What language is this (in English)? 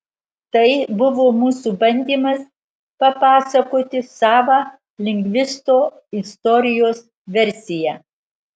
Lithuanian